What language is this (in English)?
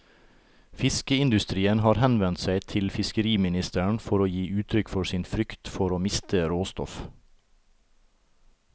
Norwegian